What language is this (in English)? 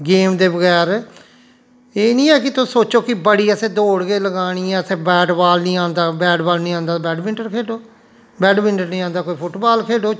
Dogri